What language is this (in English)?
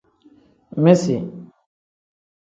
Tem